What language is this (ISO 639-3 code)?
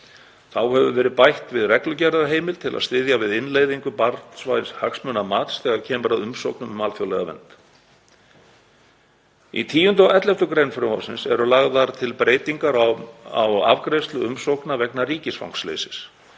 isl